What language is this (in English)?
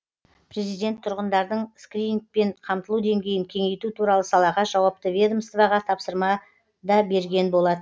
Kazakh